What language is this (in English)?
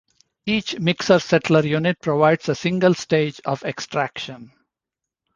English